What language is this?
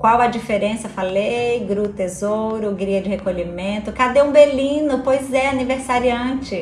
Portuguese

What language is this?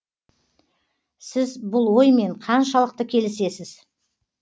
Kazakh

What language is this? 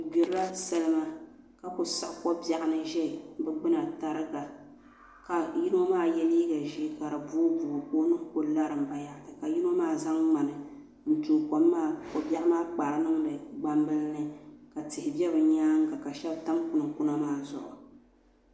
Dagbani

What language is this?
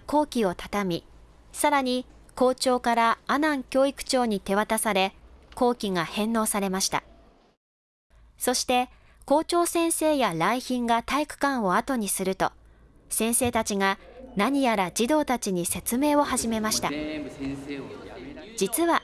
Japanese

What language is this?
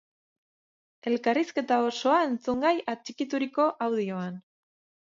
Basque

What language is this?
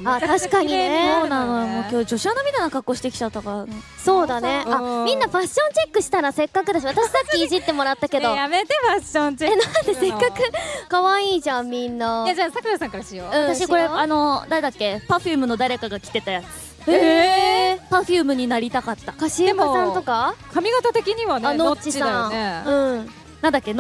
Japanese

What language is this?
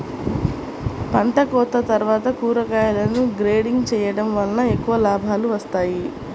Telugu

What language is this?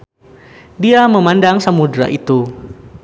Sundanese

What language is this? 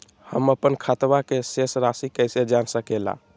Magahi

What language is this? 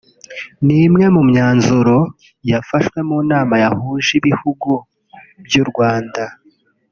Kinyarwanda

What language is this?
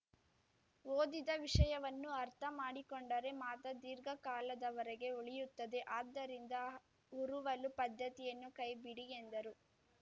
Kannada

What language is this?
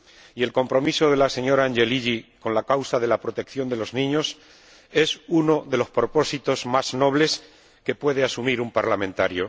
Spanish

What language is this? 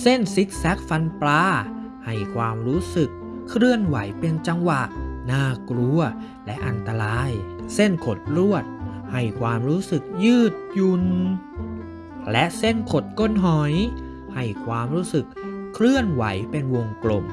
Thai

